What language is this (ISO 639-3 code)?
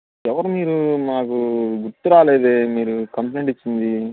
tel